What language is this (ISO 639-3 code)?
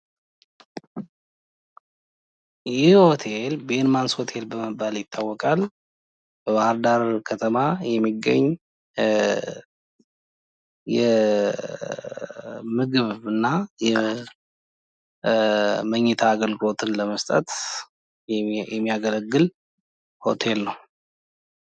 amh